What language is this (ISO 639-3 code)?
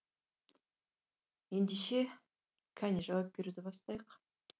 kaz